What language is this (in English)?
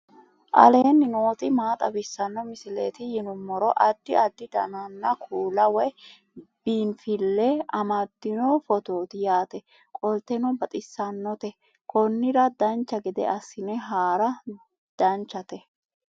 Sidamo